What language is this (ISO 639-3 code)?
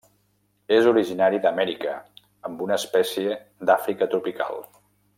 cat